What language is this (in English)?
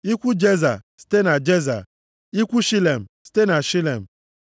Igbo